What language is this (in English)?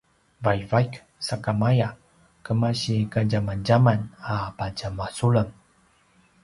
Paiwan